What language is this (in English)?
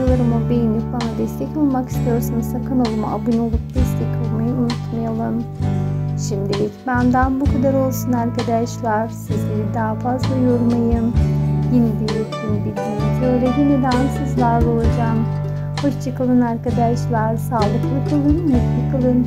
Turkish